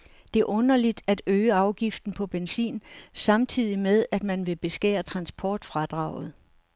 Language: Danish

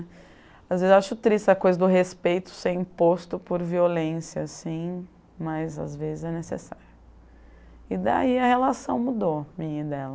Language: Portuguese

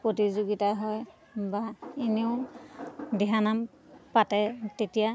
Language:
Assamese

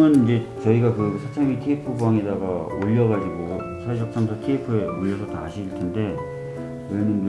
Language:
Korean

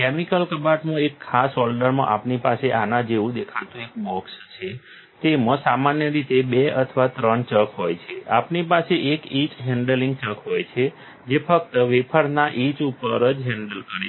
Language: Gujarati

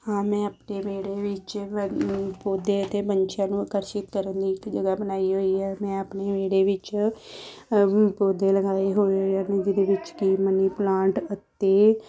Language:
Punjabi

